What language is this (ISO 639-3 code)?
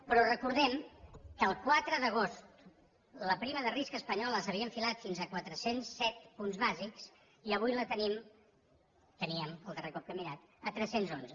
cat